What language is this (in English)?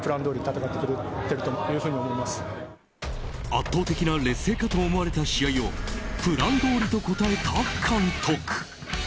Japanese